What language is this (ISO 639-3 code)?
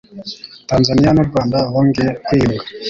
kin